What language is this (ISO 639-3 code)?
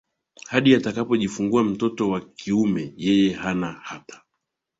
swa